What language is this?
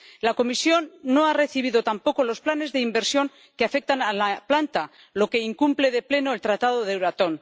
Spanish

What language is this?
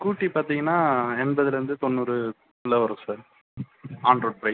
Tamil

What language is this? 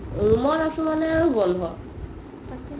Assamese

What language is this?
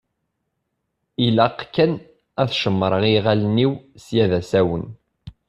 Kabyle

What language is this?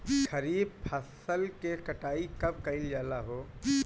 Bhojpuri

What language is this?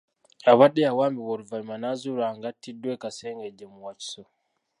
Ganda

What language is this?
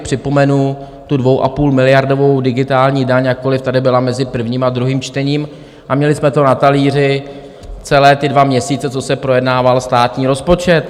Czech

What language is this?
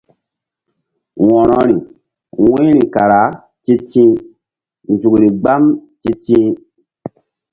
Mbum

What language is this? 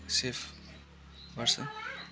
Nepali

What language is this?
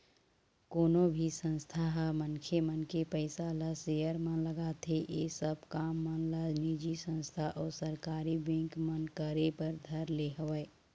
Chhattisgarhi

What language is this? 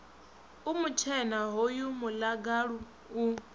Venda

